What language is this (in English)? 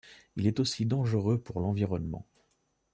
French